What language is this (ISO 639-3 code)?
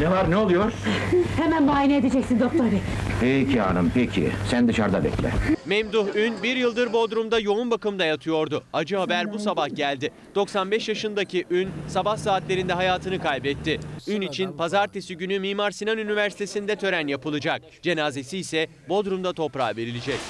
tur